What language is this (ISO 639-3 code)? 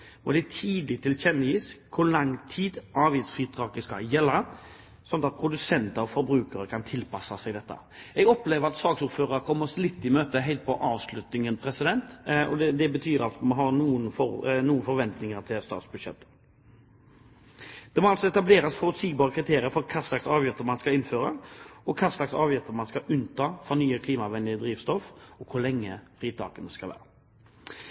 nob